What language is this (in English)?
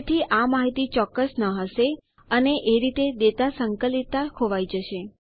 Gujarati